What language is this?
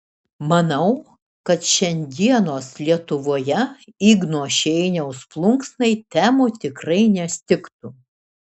Lithuanian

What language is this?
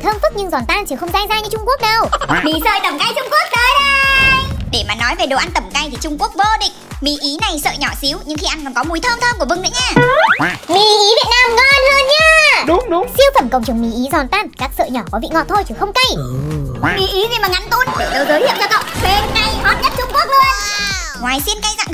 Vietnamese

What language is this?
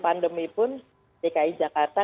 Indonesian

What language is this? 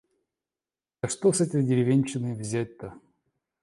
Russian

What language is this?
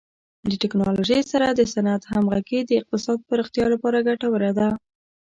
Pashto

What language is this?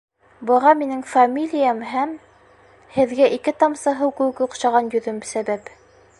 Bashkir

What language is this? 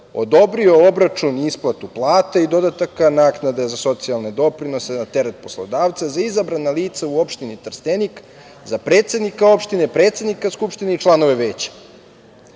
Serbian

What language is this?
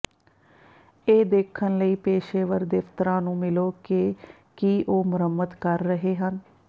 Punjabi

